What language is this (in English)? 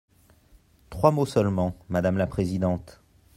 French